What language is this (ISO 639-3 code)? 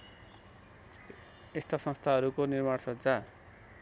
nep